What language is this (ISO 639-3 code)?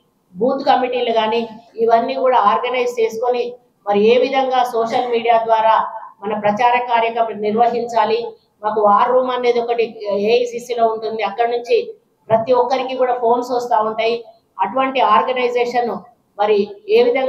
tel